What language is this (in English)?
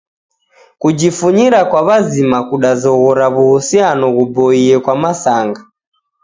Taita